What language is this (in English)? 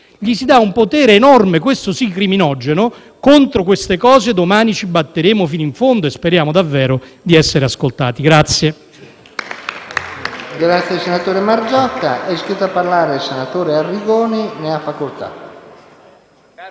Italian